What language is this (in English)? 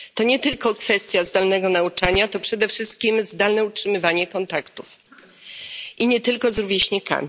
Polish